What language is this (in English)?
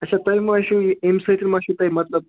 Kashmiri